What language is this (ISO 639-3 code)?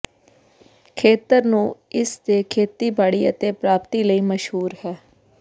pan